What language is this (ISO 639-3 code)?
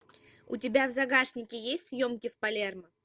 rus